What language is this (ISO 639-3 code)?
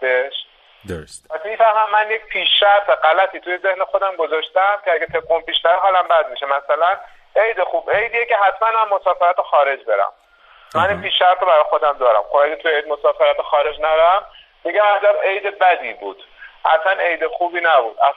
fas